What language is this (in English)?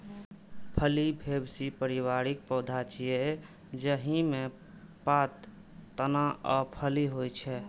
Maithili